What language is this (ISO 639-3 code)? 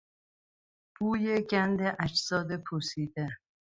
fas